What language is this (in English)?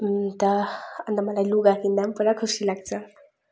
Nepali